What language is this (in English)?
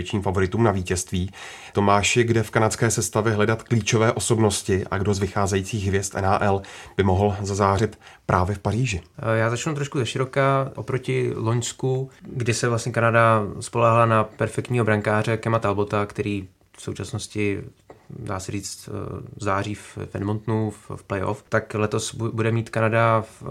Czech